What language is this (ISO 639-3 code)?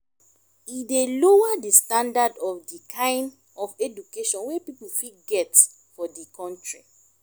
pcm